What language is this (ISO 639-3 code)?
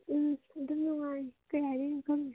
mni